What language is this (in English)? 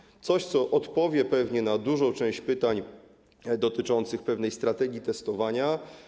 Polish